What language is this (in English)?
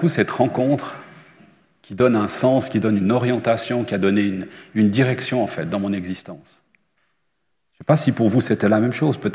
French